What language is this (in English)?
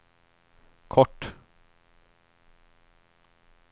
Swedish